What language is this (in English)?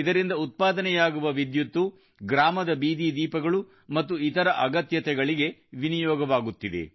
Kannada